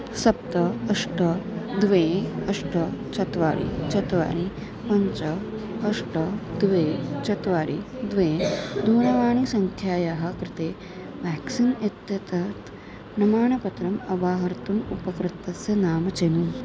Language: Sanskrit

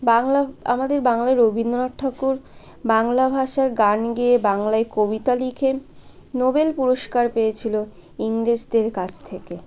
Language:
Bangla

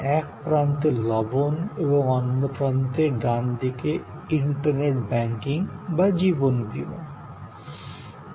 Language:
Bangla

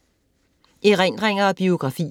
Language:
Danish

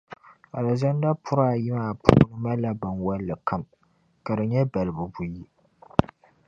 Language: Dagbani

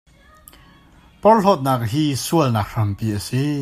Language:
Hakha Chin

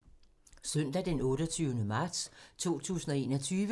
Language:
Danish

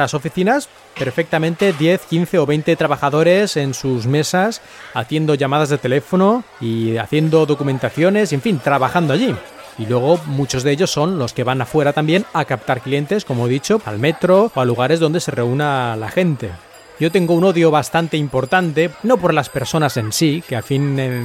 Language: Spanish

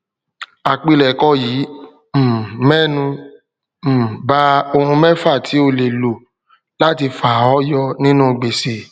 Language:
Yoruba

